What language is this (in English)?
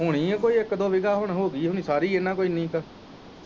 Punjabi